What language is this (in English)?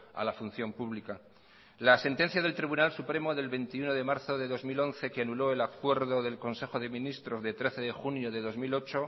Spanish